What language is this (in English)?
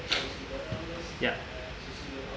English